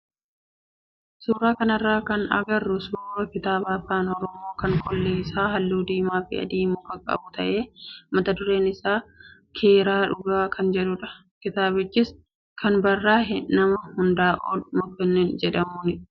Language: Oromo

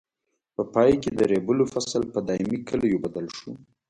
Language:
Pashto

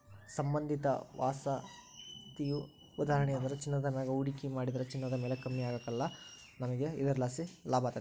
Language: Kannada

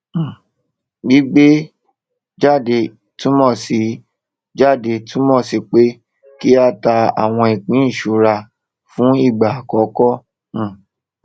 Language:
Yoruba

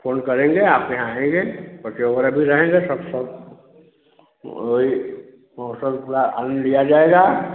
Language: Hindi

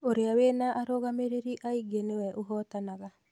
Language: Kikuyu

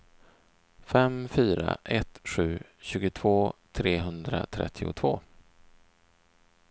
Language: Swedish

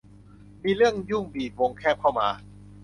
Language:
Thai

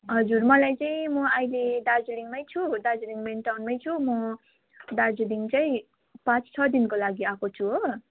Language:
Nepali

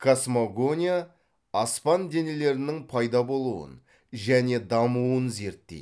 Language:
Kazakh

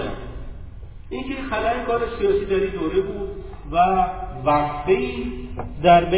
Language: Persian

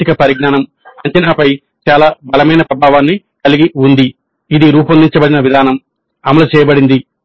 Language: Telugu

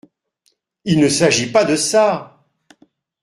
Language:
French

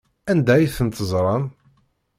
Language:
Kabyle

